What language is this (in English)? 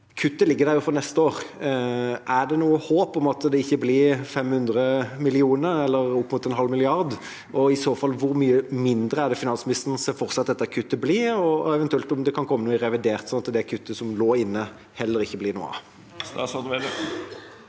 Norwegian